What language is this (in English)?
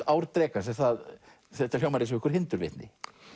Icelandic